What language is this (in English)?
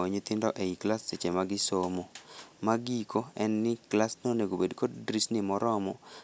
Luo (Kenya and Tanzania)